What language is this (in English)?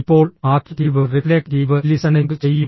Malayalam